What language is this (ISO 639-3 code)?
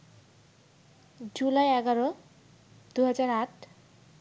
ben